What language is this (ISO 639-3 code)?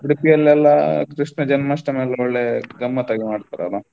kan